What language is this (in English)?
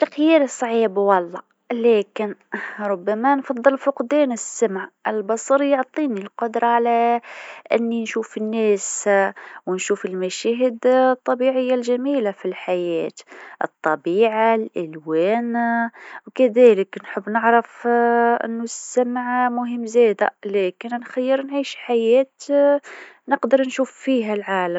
Tunisian Arabic